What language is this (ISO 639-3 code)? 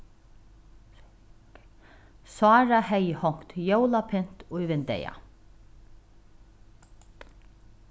fao